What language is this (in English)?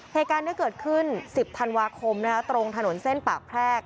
Thai